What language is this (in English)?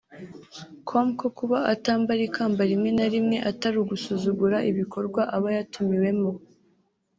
Kinyarwanda